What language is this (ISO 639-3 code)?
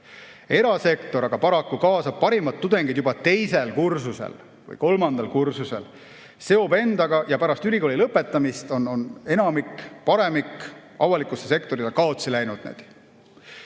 est